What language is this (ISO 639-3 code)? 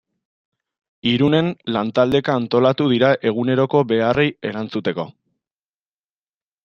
eus